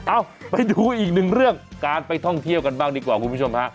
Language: Thai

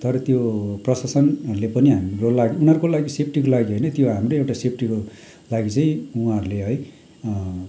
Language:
Nepali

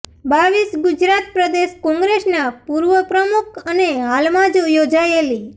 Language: Gujarati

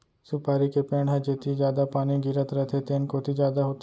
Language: Chhattisgarhi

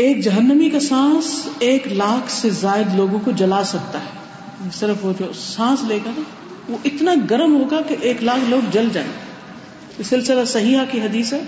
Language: Urdu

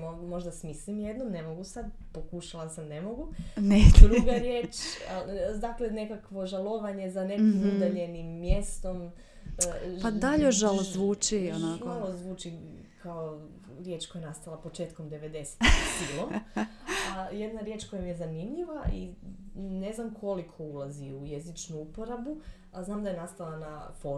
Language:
Croatian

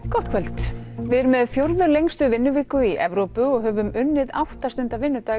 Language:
Icelandic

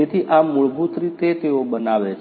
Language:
Gujarati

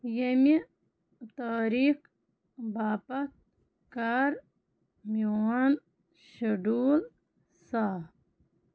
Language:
Kashmiri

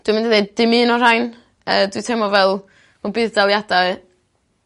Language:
Welsh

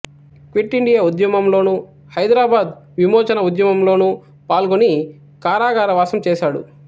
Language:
Telugu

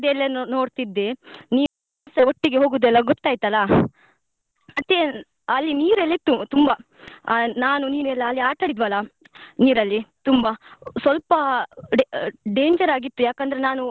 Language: Kannada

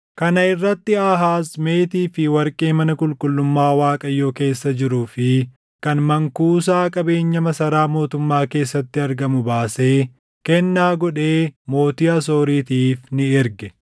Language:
Oromo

